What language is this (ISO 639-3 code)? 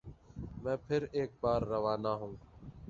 urd